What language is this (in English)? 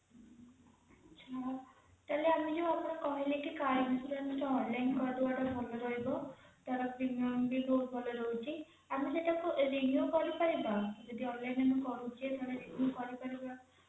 Odia